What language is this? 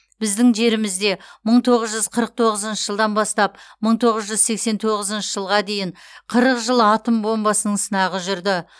Kazakh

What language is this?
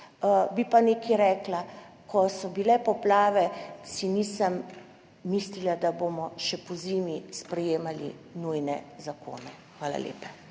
Slovenian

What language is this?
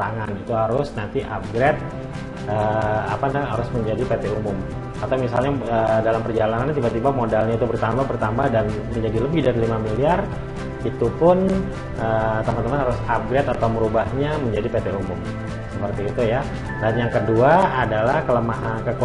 Indonesian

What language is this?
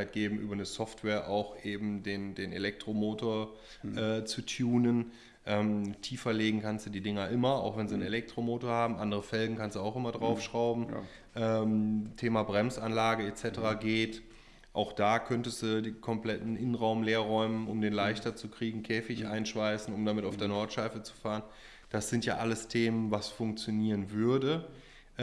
German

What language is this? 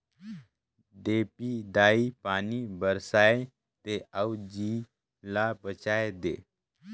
Chhattisgarhi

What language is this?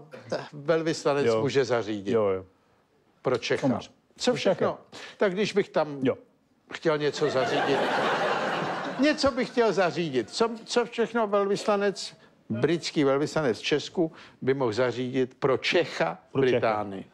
Czech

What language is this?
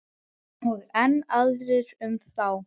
Icelandic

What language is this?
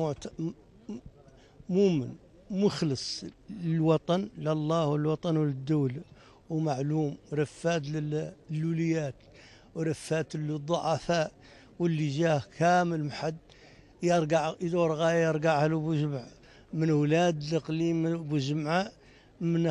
Arabic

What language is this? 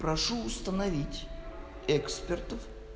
Russian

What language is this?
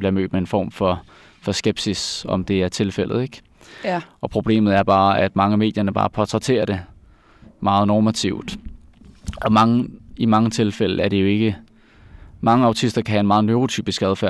Danish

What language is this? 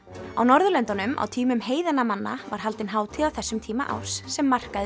Icelandic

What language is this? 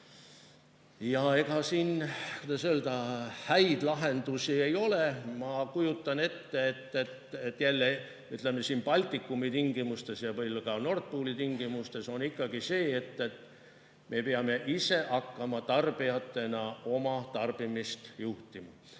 Estonian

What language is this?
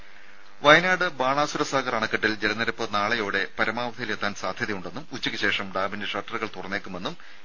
Malayalam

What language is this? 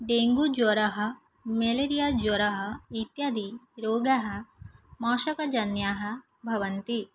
Sanskrit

